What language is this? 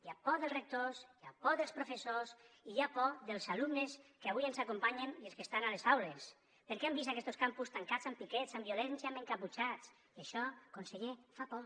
Catalan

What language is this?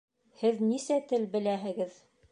Bashkir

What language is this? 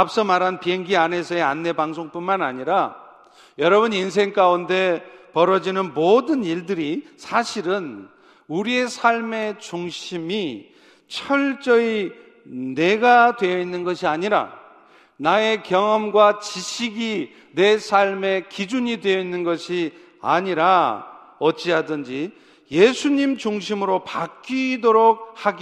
Korean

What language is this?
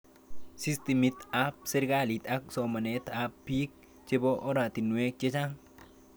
Kalenjin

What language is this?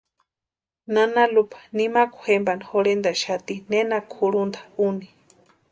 Western Highland Purepecha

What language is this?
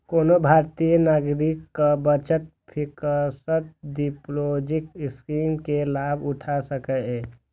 Maithili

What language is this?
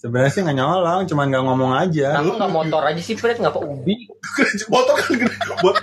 Indonesian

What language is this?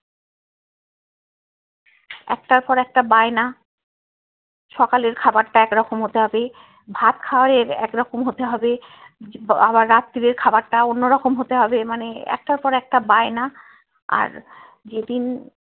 Bangla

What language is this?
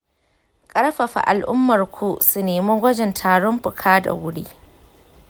Hausa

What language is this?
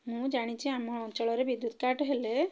Odia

